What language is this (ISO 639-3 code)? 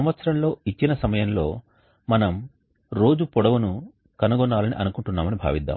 tel